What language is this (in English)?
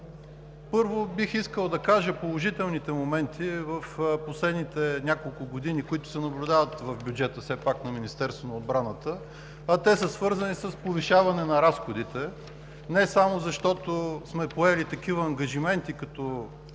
Bulgarian